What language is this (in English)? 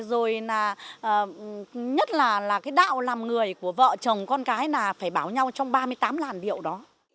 Vietnamese